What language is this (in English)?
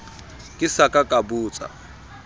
Southern Sotho